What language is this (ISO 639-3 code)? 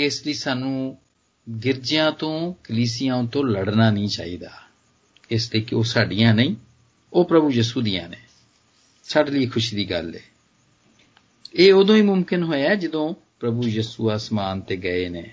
hin